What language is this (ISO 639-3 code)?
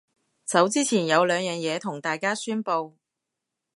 yue